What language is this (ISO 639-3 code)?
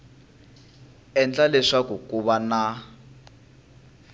tso